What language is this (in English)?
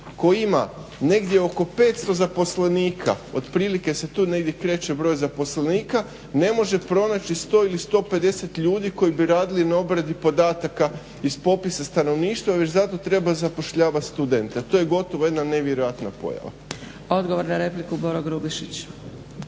Croatian